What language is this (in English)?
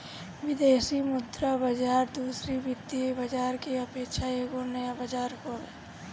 Bhojpuri